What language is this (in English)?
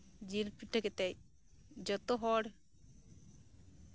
Santali